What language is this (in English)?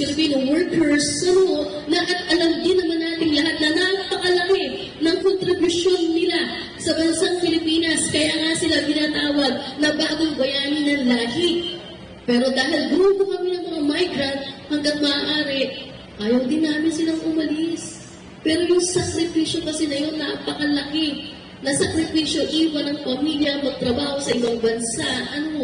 Filipino